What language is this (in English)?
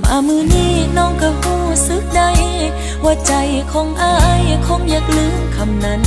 Thai